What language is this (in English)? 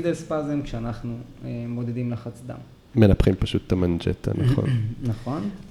Hebrew